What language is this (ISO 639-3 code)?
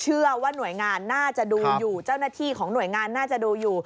tha